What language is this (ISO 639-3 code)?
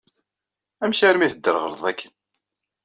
kab